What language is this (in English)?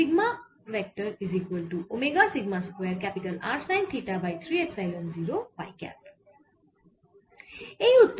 Bangla